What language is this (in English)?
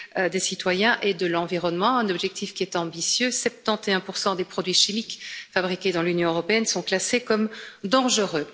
French